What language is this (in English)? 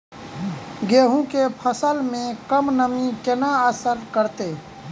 Maithili